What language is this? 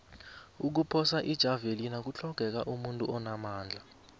South Ndebele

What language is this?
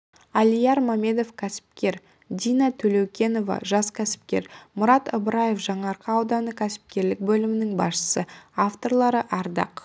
Kazakh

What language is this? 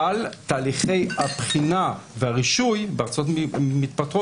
Hebrew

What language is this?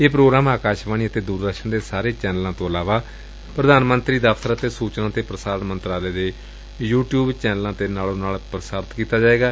Punjabi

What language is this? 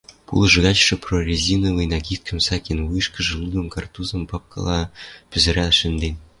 Western Mari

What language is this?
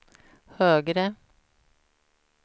Swedish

